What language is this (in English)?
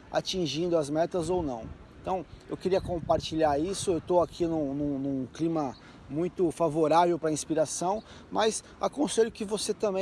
Portuguese